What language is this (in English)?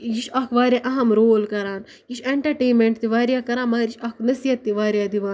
Kashmiri